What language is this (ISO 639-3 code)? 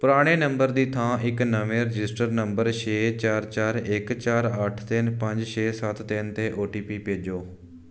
pan